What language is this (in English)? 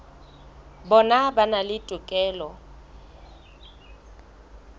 Southern Sotho